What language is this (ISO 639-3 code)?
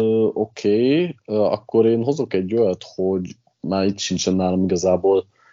hun